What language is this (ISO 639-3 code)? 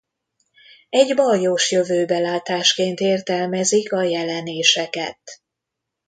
hun